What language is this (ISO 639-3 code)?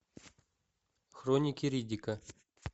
rus